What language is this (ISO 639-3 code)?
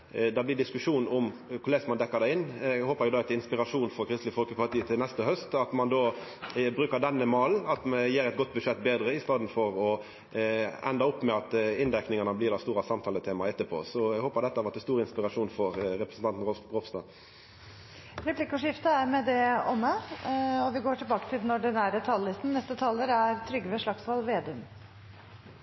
nor